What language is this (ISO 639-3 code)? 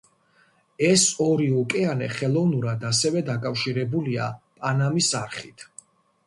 kat